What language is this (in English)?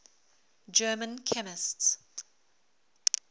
English